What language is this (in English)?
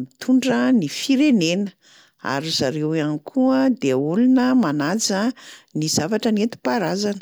Malagasy